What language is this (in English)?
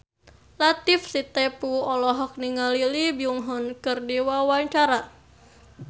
Sundanese